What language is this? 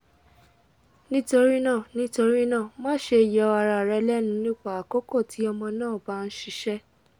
Yoruba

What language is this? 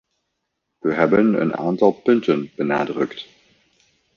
Dutch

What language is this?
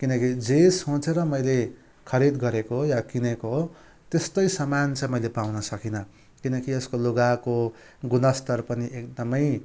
Nepali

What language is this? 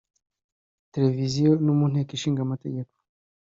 Kinyarwanda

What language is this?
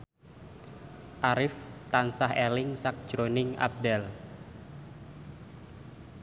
Javanese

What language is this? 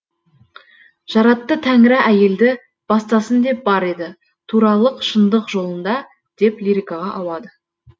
Kazakh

